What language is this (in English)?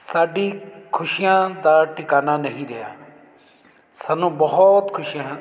Punjabi